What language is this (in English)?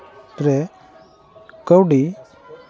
Santali